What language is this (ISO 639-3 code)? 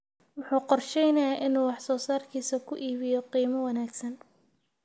som